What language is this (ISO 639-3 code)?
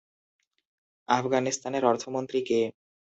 ben